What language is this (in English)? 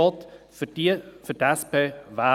Swiss German